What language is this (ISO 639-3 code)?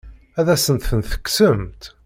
kab